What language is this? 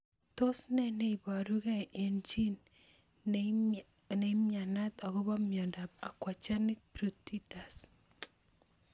Kalenjin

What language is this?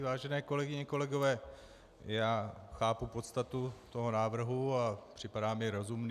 Czech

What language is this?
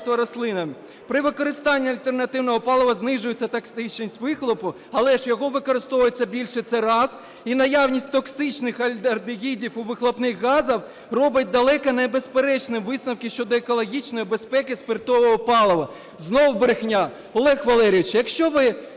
Ukrainian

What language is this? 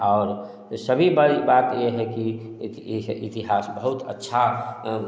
Hindi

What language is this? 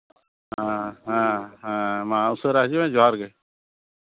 Santali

